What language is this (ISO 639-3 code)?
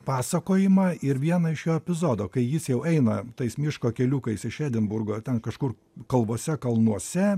lit